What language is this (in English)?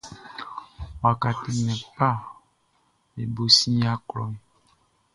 Baoulé